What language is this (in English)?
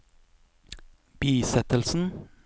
Norwegian